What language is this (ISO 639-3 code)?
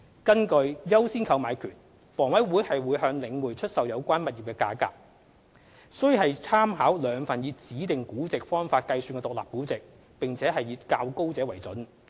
yue